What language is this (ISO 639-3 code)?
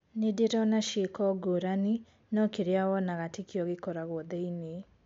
kik